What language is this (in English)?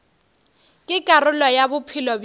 Northern Sotho